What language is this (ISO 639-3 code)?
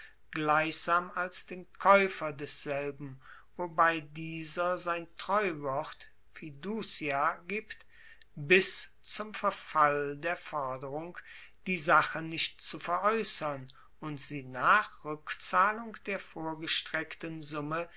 deu